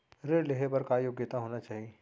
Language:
Chhattisgarhi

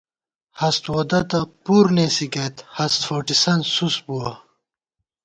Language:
Gawar-Bati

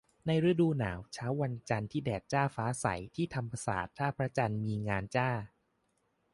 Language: Thai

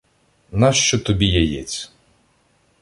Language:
Ukrainian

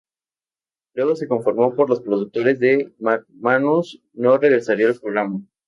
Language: Spanish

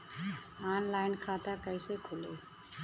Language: Bhojpuri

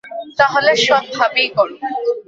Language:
Bangla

